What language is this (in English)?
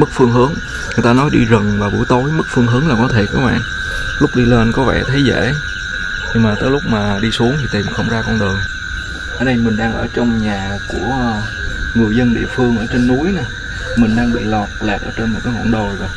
Vietnamese